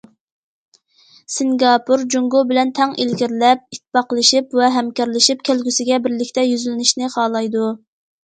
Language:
Uyghur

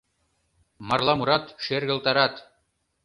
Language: Mari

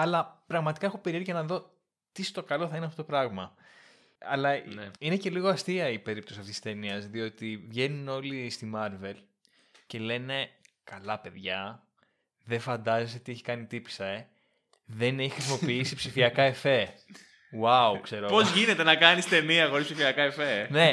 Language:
Greek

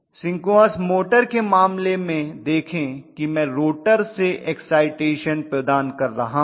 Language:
Hindi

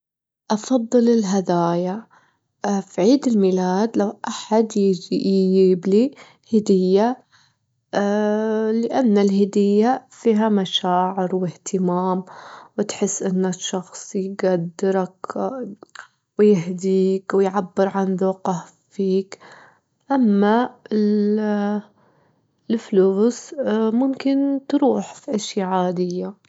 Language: Gulf Arabic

